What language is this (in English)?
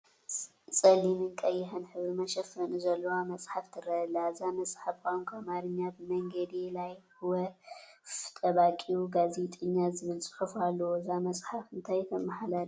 Tigrinya